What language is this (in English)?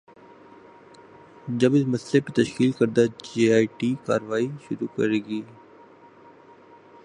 Urdu